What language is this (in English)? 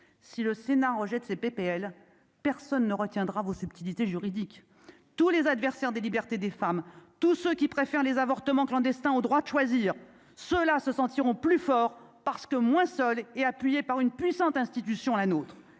French